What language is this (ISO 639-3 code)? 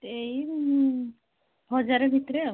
ori